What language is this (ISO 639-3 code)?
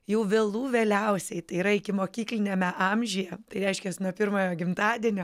lit